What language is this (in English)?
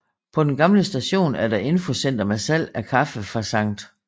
Danish